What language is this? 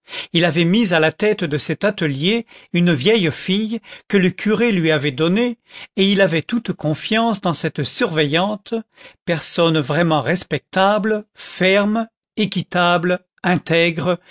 French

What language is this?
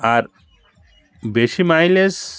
Bangla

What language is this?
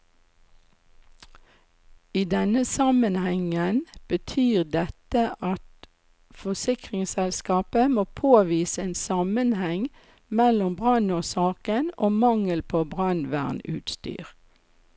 Norwegian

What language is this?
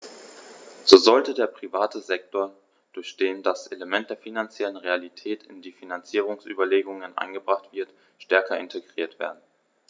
German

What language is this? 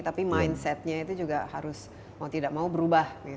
Indonesian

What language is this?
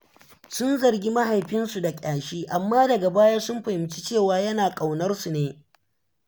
Hausa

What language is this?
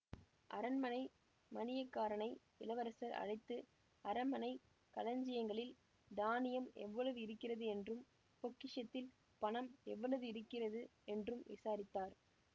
Tamil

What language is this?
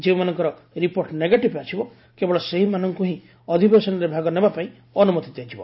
Odia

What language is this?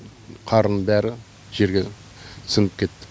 Kazakh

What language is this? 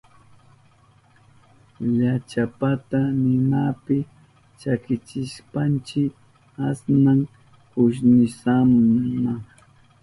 Southern Pastaza Quechua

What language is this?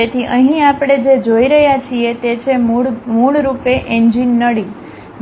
Gujarati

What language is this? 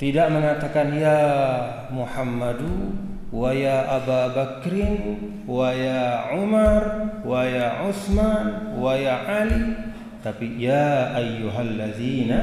Indonesian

